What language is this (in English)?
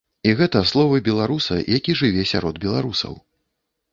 Belarusian